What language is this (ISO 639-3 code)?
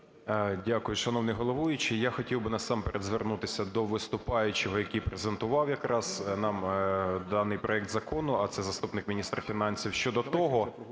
ukr